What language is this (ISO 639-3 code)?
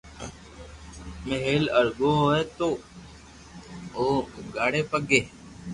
lrk